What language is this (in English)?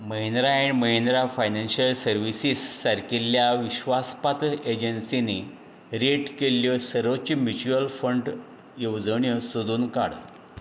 Konkani